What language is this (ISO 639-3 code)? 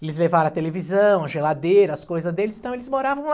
por